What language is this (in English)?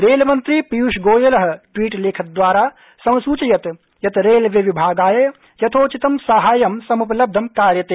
Sanskrit